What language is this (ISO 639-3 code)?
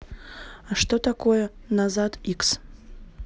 rus